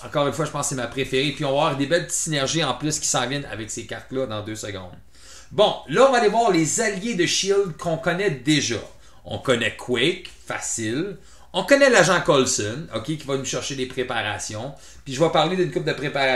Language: French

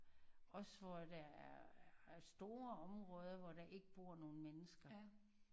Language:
Danish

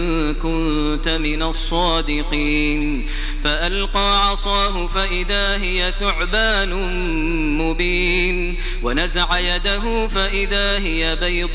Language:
Arabic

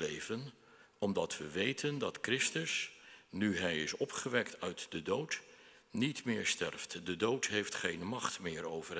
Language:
Dutch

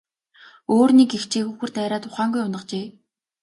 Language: Mongolian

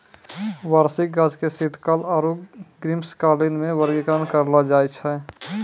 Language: Maithili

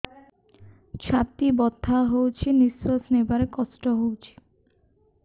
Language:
Odia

